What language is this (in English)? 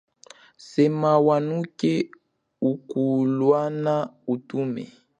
Chokwe